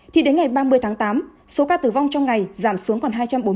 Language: Vietnamese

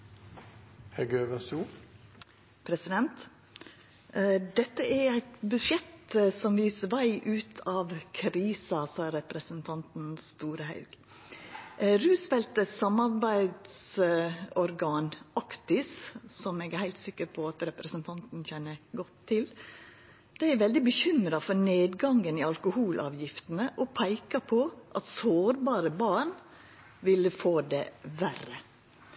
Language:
Norwegian Nynorsk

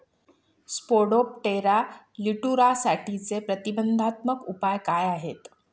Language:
Marathi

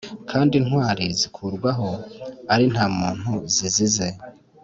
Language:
Kinyarwanda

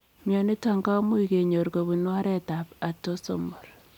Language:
Kalenjin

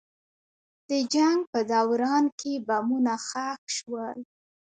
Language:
Pashto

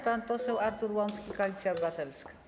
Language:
Polish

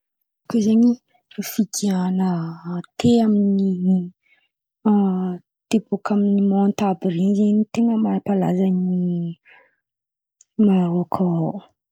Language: Antankarana Malagasy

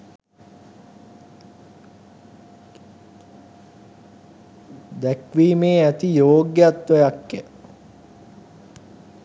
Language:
Sinhala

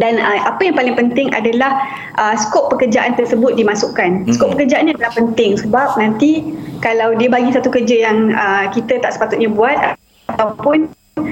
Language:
Malay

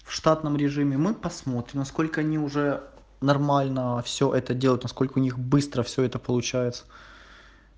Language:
Russian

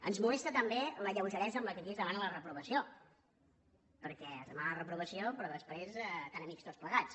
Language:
Catalan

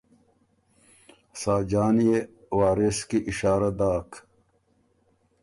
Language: Ormuri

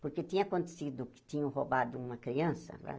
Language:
Portuguese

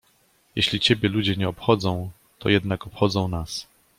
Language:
Polish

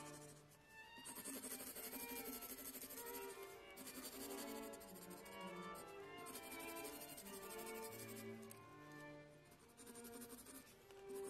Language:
English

